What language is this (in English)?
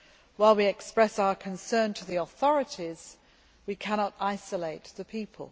English